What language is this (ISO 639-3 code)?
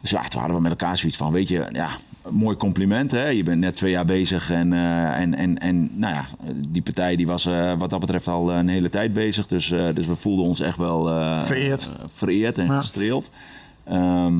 nld